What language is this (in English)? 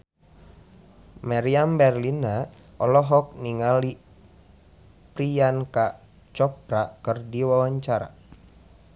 Sundanese